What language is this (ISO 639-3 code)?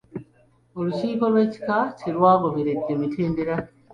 lug